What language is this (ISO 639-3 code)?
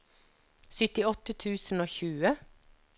nor